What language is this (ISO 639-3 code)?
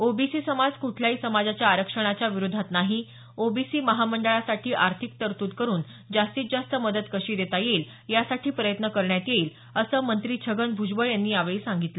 mar